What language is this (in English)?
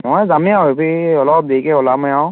Assamese